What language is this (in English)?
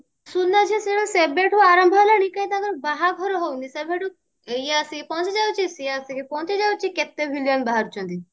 Odia